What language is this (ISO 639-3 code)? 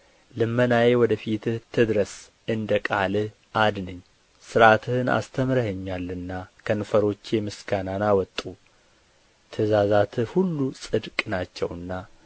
amh